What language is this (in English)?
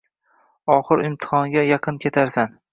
Uzbek